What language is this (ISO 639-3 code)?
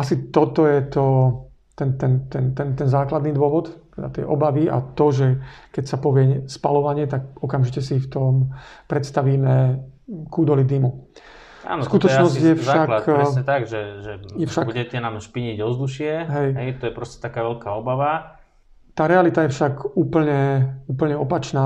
slk